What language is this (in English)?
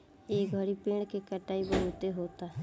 Bhojpuri